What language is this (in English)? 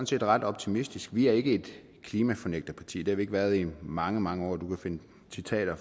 Danish